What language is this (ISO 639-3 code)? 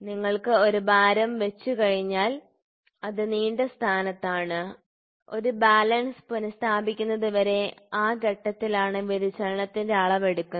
mal